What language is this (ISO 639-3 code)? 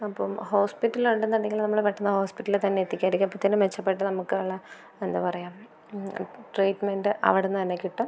mal